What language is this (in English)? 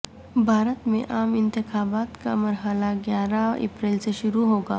Urdu